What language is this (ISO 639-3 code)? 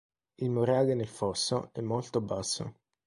ita